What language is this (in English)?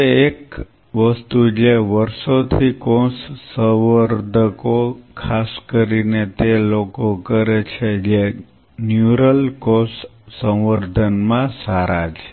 Gujarati